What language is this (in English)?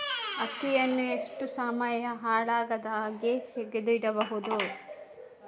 Kannada